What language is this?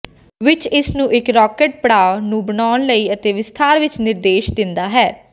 Punjabi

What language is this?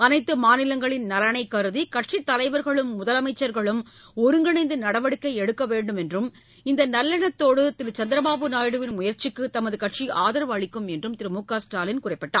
Tamil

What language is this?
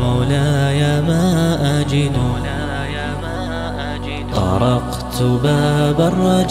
Arabic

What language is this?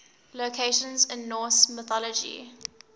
English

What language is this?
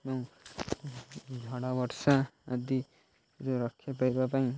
Odia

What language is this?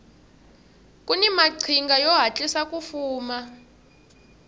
Tsonga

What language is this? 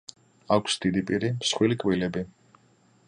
Georgian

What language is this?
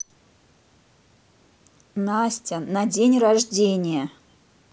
Russian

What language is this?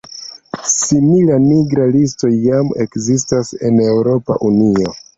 Esperanto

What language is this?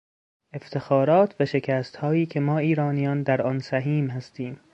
Persian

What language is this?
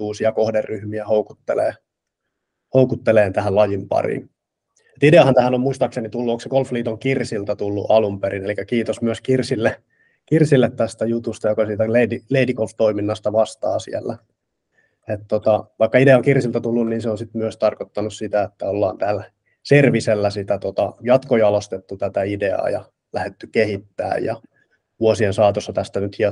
Finnish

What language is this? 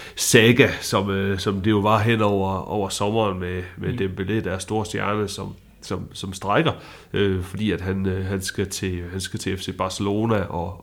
Danish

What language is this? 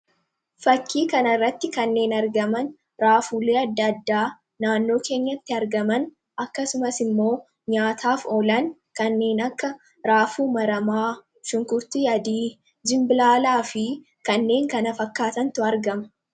Oromo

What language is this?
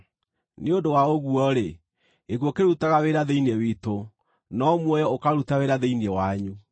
Kikuyu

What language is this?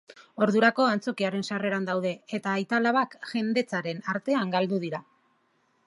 Basque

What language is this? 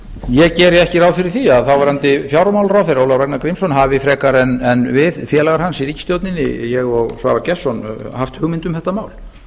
Icelandic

